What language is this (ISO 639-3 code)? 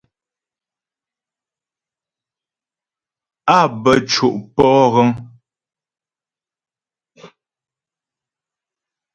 bbj